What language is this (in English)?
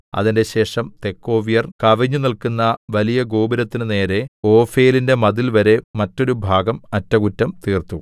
Malayalam